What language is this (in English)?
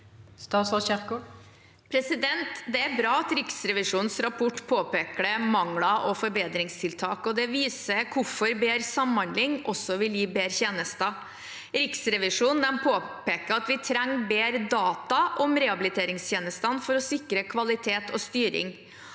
Norwegian